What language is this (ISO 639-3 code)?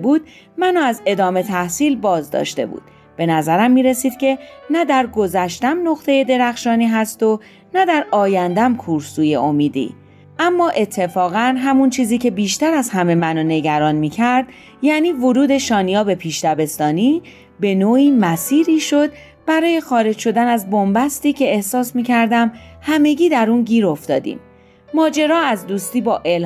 fas